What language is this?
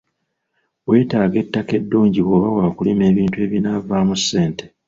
Ganda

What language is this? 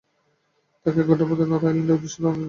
Bangla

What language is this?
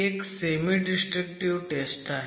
Marathi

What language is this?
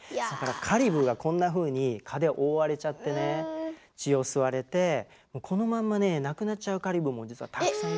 Japanese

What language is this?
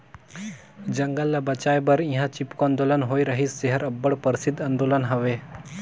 Chhattisgarhi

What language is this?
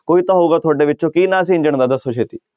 Punjabi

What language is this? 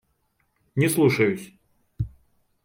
Russian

